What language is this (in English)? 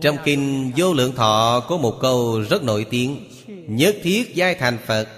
Vietnamese